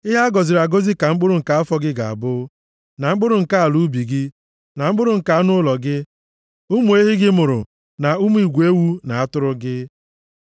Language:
Igbo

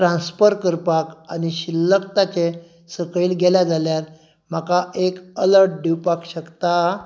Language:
Konkani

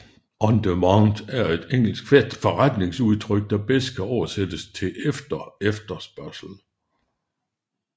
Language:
Danish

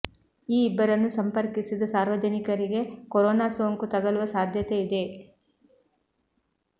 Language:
Kannada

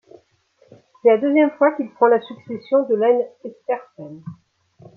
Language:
French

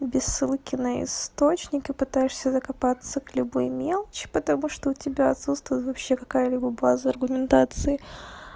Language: Russian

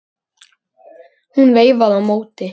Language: Icelandic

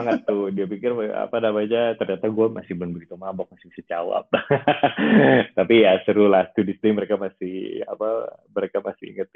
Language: Indonesian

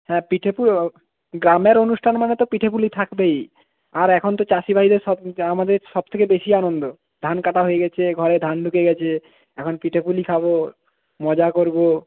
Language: Bangla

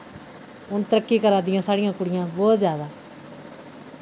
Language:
Dogri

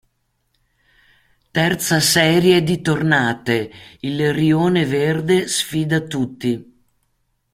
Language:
Italian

